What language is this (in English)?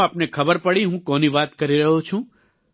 Gujarati